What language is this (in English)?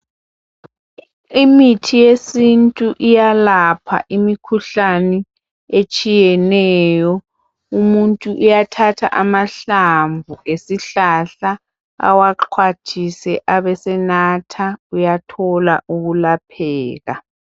North Ndebele